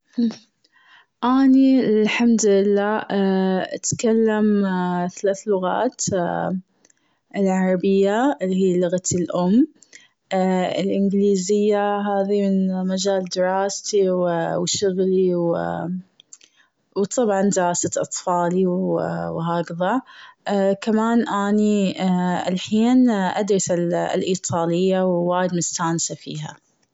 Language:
Gulf Arabic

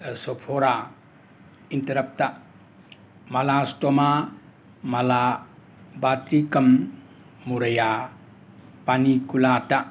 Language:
Manipuri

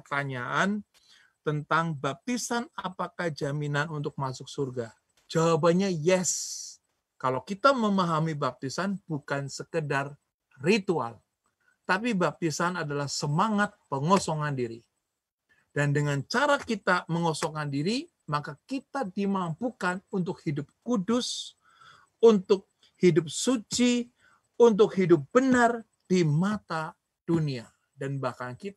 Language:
Indonesian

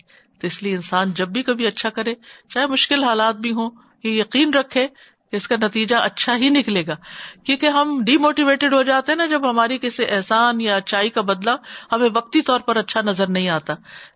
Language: Urdu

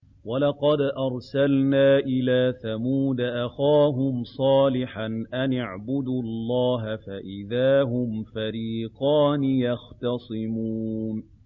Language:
Arabic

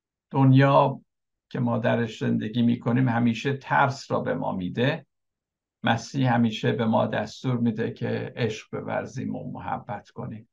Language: Persian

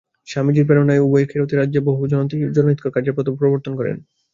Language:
Bangla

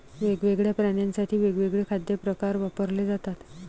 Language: Marathi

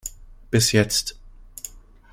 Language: German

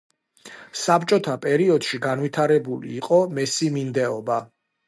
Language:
Georgian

